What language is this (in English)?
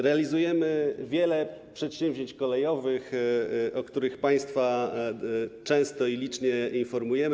Polish